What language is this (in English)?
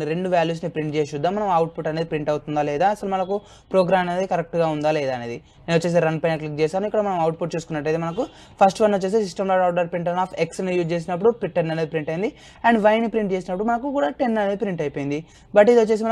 English